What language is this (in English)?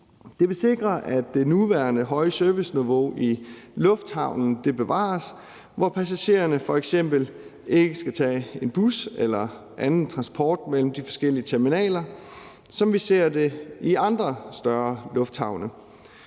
Danish